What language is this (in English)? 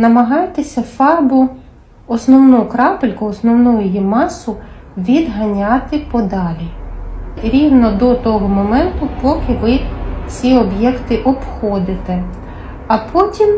Ukrainian